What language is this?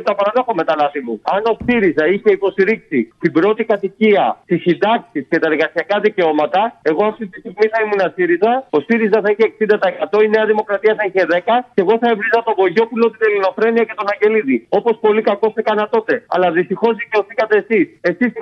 Greek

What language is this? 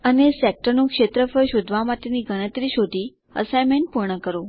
Gujarati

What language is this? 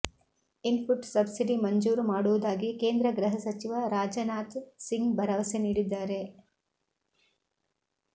Kannada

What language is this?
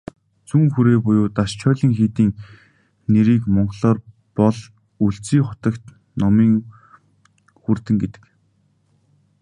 Mongolian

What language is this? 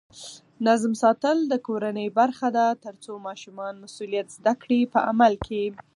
Pashto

